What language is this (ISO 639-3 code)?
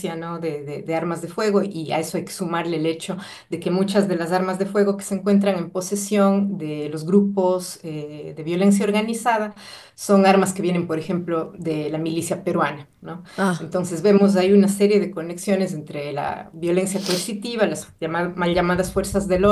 spa